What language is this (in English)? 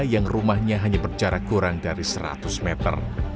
Indonesian